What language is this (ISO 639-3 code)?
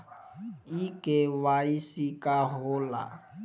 bho